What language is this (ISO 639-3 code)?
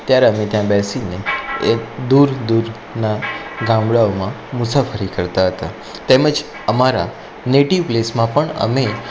guj